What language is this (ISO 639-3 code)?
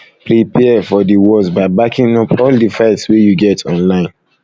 pcm